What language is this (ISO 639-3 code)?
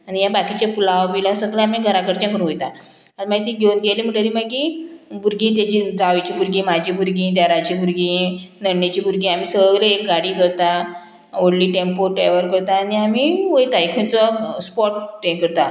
kok